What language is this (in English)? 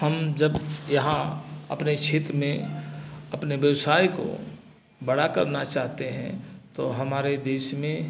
Hindi